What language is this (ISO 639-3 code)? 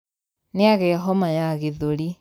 kik